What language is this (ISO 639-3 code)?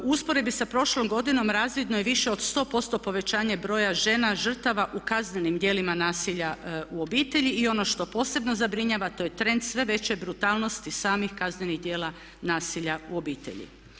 hrv